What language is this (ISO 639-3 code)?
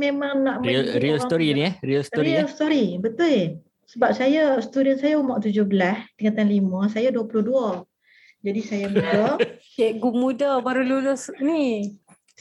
msa